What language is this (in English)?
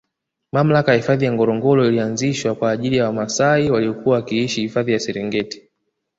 Swahili